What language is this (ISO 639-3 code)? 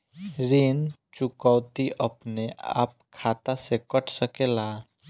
bho